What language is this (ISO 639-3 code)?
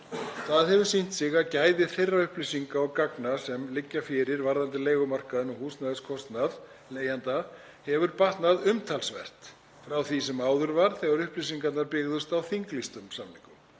isl